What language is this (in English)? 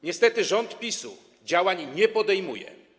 Polish